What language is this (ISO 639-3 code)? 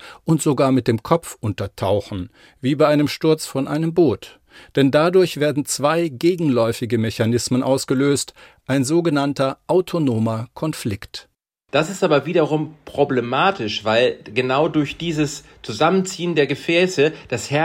deu